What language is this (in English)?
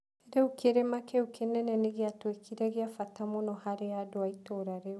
Kikuyu